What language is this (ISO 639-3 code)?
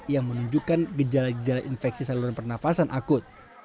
ind